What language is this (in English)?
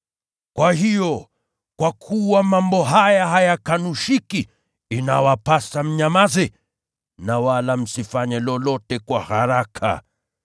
Swahili